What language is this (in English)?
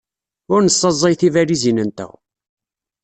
Kabyle